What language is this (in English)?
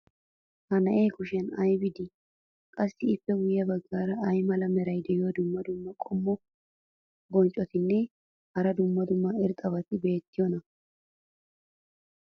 Wolaytta